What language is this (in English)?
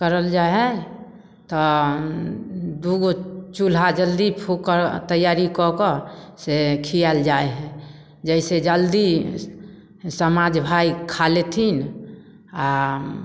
Maithili